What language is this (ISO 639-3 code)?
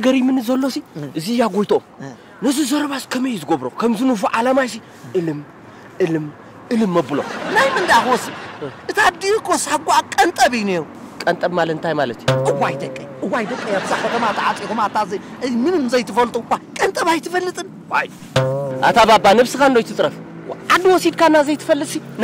ara